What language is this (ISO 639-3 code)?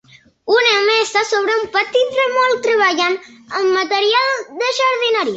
cat